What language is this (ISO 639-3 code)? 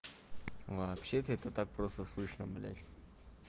rus